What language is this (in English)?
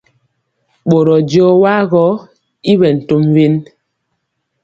Mpiemo